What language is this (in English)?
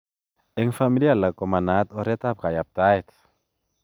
Kalenjin